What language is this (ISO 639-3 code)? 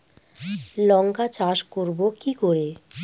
ben